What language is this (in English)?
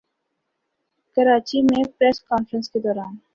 Urdu